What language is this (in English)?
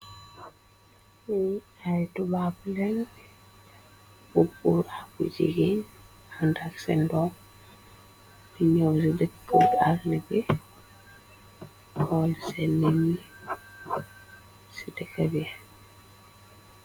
Wolof